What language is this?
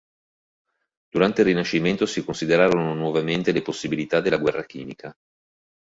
Italian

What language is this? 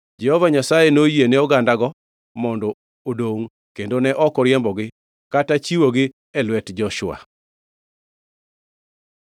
Luo (Kenya and Tanzania)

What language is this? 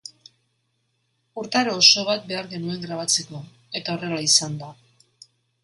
Basque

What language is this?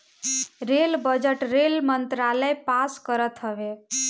Bhojpuri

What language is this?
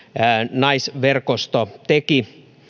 Finnish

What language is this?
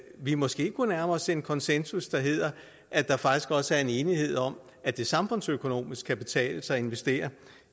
Danish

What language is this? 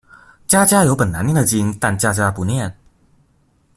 Chinese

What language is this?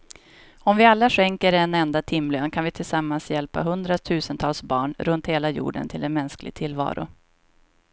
Swedish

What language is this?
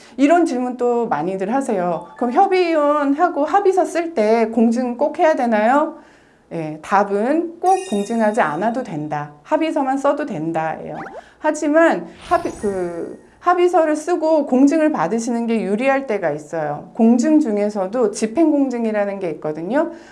Korean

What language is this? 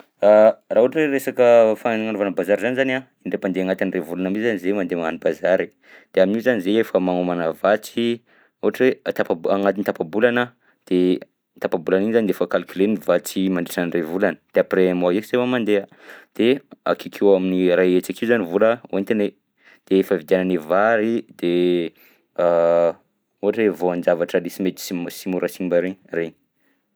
Southern Betsimisaraka Malagasy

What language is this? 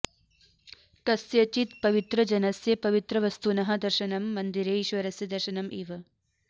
Sanskrit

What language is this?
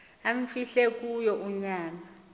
Xhosa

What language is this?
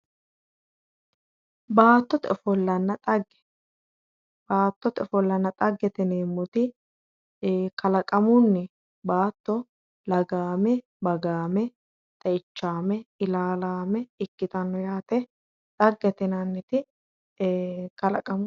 Sidamo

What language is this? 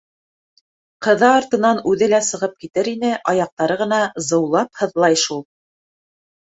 Bashkir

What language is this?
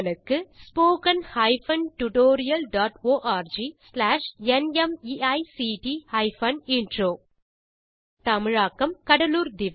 Tamil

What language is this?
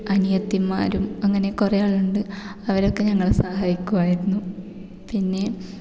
Malayalam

